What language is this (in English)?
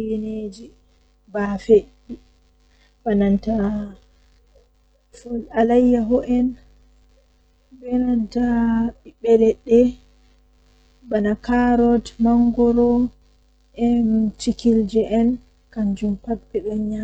Western Niger Fulfulde